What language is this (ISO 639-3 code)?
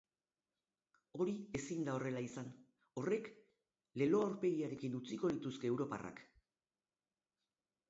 eus